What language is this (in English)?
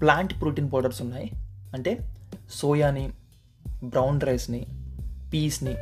Telugu